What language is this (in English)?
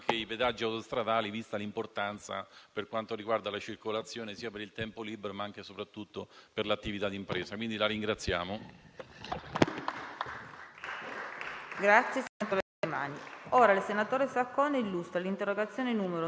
Italian